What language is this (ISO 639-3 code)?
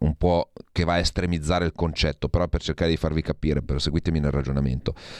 ita